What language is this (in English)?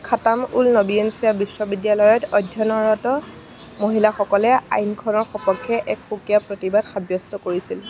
Assamese